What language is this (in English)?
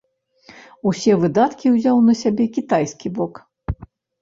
Belarusian